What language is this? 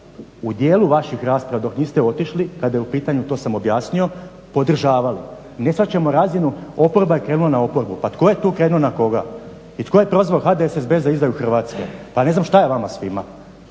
Croatian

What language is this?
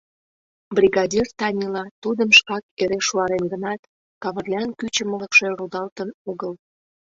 Mari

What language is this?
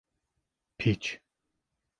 Turkish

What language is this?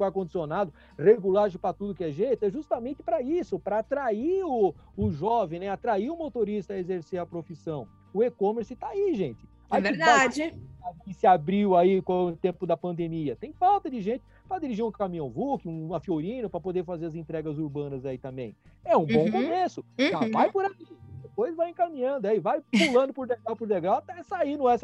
Portuguese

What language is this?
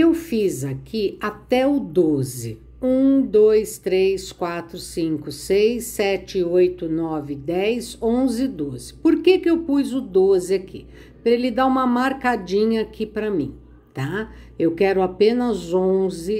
Portuguese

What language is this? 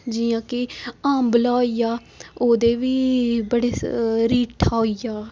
Dogri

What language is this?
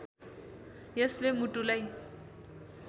Nepali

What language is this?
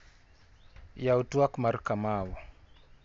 Luo (Kenya and Tanzania)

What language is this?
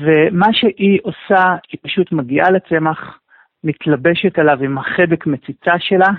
Hebrew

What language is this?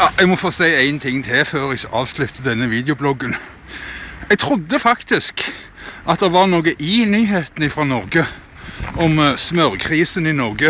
Norwegian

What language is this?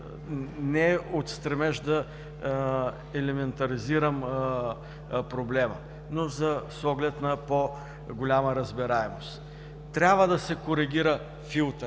Bulgarian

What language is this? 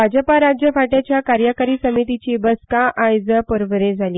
Konkani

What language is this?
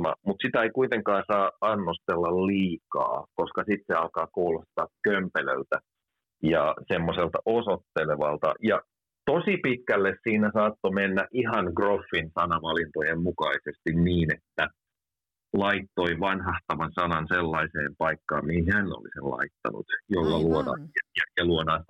Finnish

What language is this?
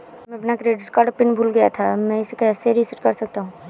Hindi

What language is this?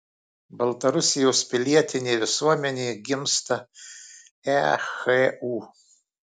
Lithuanian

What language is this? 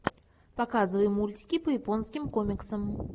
Russian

